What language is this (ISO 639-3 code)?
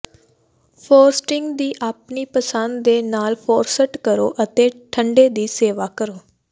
pan